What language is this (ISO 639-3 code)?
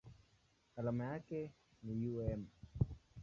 swa